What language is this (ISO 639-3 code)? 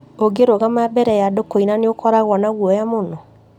kik